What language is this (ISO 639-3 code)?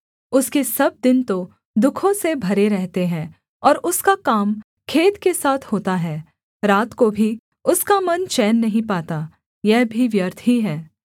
hin